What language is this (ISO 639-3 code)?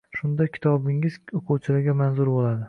uzb